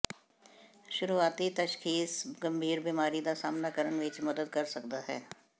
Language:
Punjabi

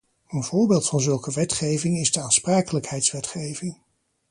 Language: Dutch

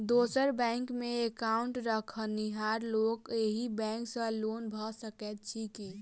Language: Maithili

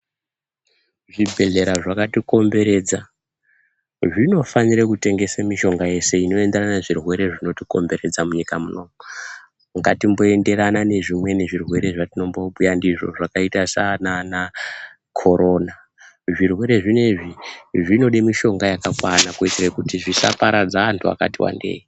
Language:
Ndau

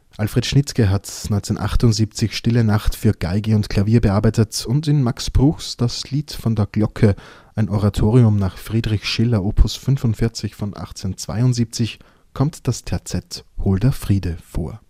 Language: German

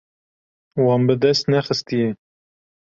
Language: Kurdish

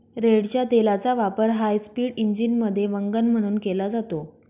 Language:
Marathi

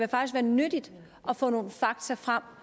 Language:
Danish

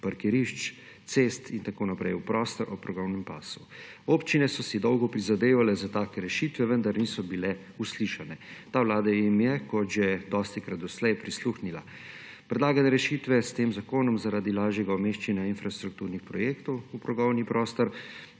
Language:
Slovenian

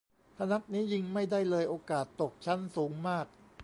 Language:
Thai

